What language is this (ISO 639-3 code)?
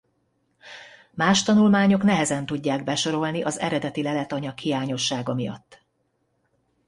hun